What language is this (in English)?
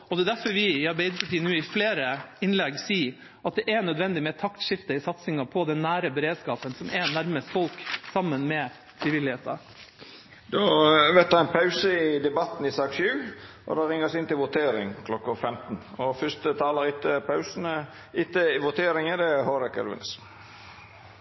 Norwegian